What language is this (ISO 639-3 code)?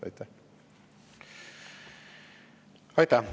est